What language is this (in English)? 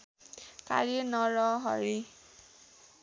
Nepali